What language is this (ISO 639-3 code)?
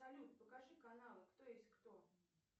rus